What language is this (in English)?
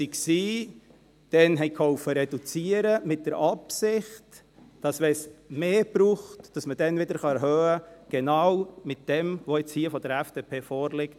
Swiss German